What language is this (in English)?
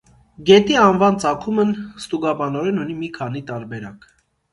Armenian